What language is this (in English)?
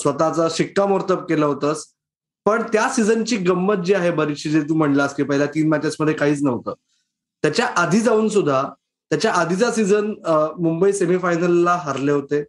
Marathi